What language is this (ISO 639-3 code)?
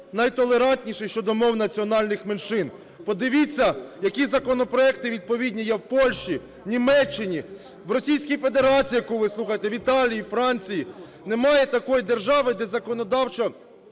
ukr